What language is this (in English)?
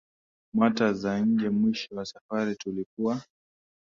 Swahili